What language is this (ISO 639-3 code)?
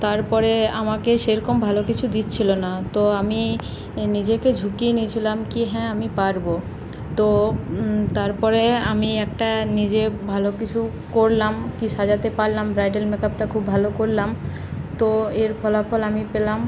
ben